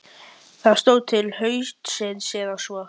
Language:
Icelandic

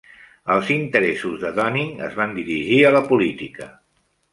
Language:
Catalan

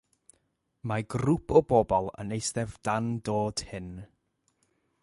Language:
Welsh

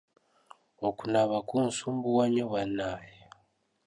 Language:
Ganda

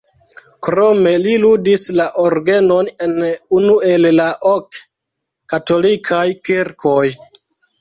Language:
Esperanto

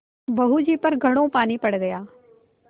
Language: Hindi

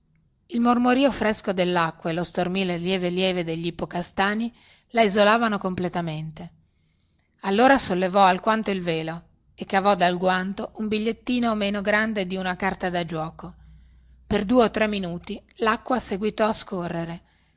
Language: Italian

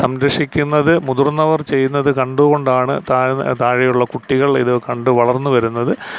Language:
Malayalam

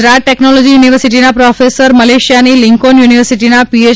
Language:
Gujarati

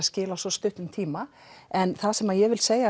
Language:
Icelandic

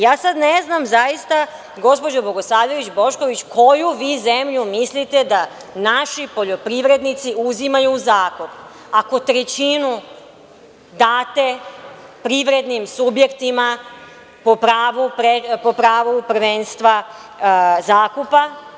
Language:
Serbian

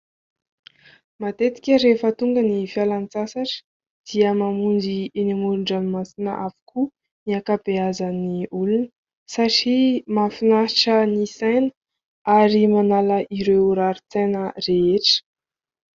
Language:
Malagasy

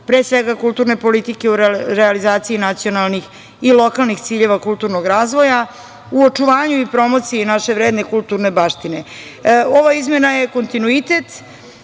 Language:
Serbian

